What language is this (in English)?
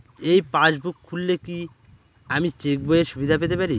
Bangla